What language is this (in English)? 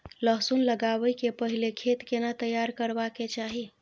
Maithili